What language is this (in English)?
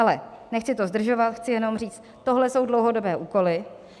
Czech